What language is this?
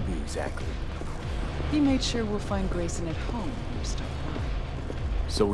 English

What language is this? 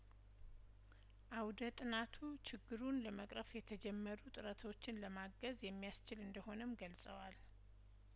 Amharic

